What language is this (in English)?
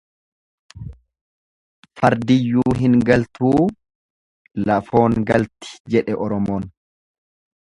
Oromo